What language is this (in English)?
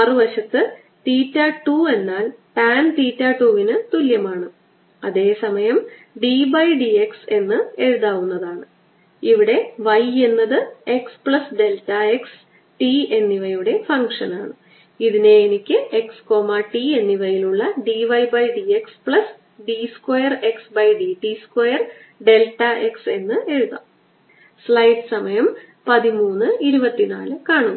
Malayalam